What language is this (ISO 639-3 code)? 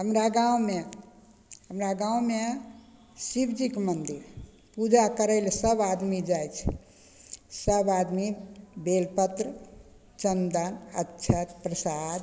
mai